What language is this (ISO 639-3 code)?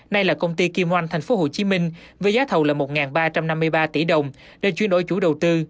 vie